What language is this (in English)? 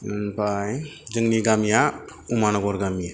Bodo